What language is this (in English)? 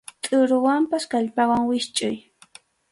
Arequipa-La Unión Quechua